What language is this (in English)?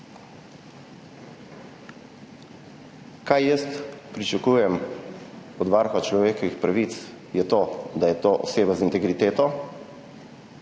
Slovenian